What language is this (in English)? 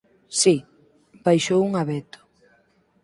Galician